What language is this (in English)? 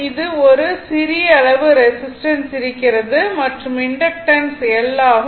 Tamil